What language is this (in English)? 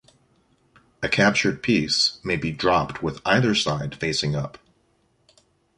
English